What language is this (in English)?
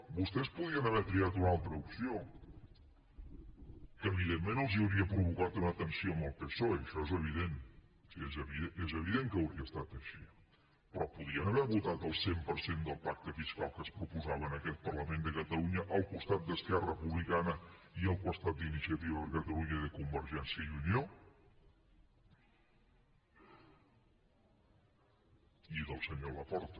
Catalan